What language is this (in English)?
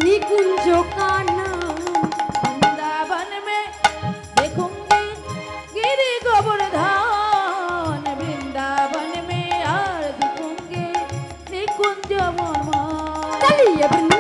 Hindi